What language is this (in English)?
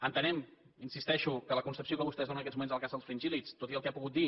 Catalan